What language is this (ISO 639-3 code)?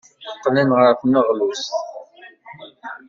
kab